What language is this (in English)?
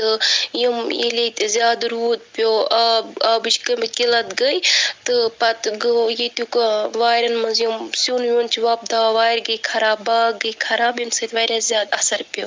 Kashmiri